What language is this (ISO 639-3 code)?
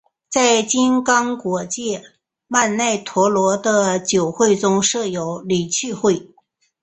zho